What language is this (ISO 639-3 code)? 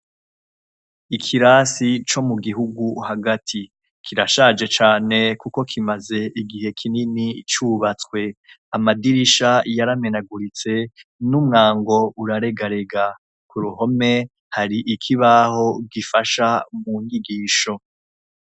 run